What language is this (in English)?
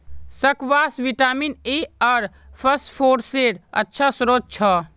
Magahi